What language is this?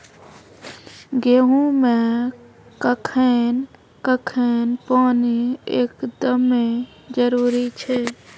Maithili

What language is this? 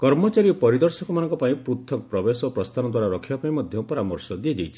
Odia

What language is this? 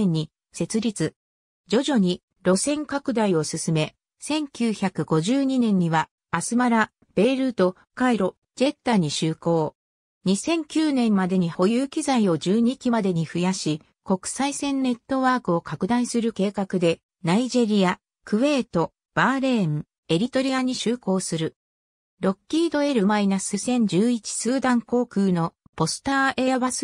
Japanese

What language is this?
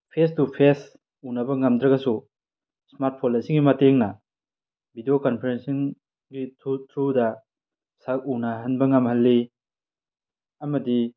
Manipuri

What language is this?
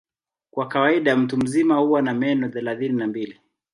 Swahili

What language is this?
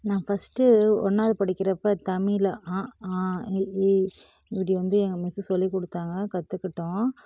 Tamil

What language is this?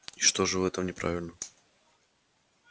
Russian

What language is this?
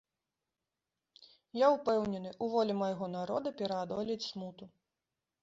Belarusian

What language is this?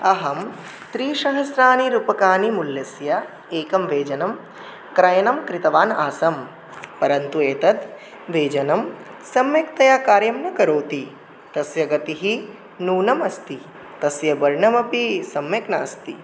Sanskrit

